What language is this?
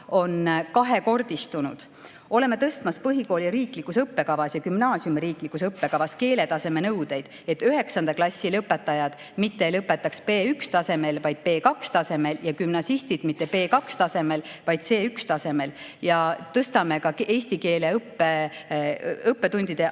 Estonian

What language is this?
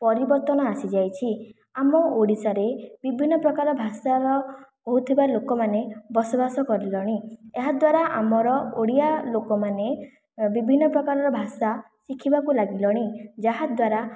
Odia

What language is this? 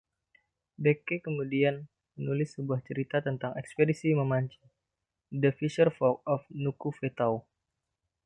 Indonesian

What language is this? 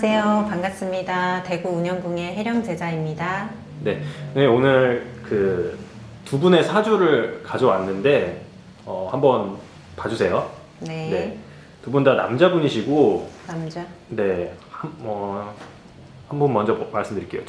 Korean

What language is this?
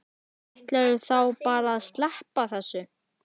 Icelandic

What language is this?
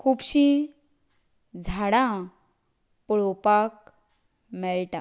Konkani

